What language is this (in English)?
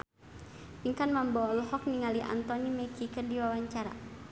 Sundanese